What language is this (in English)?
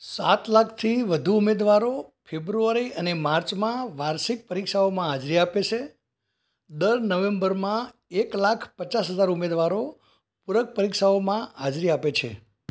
Gujarati